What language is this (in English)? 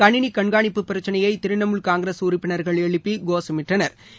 Tamil